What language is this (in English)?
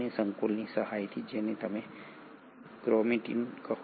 Gujarati